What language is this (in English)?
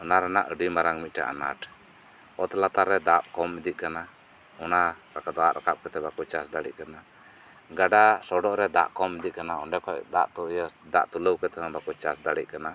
Santali